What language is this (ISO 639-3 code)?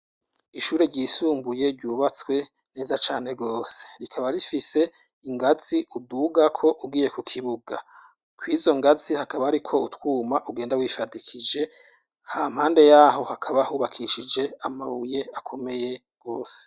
run